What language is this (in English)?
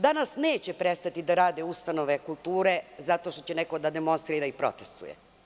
Serbian